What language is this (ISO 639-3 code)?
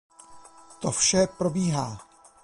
ces